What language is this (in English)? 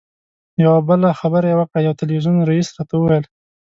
Pashto